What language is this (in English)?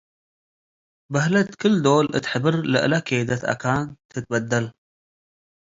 Tigre